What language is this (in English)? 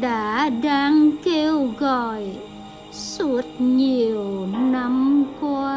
Vietnamese